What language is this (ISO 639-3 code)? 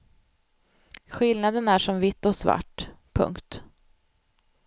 swe